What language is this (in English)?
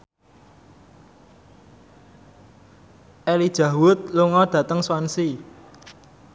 Javanese